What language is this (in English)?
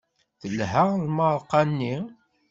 Kabyle